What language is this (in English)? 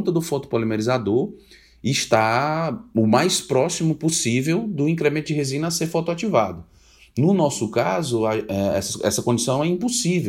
Portuguese